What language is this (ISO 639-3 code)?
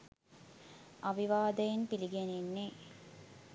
sin